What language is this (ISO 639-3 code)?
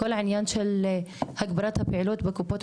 heb